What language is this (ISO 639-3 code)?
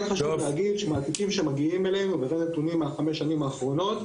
heb